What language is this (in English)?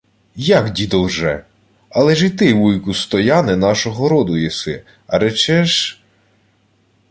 Ukrainian